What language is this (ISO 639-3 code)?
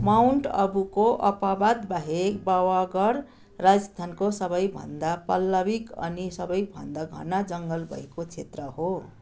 nep